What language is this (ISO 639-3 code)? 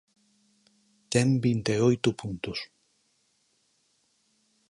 glg